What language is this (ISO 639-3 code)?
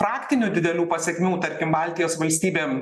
lit